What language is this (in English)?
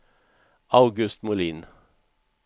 Swedish